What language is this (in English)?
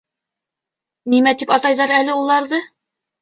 Bashkir